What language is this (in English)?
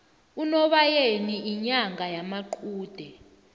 South Ndebele